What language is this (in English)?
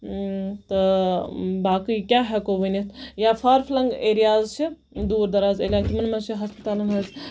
Kashmiri